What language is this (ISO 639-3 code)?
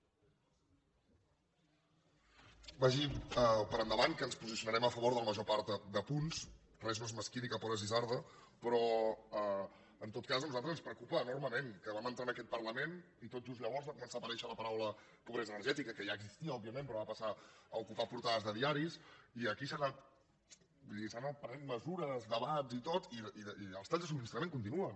cat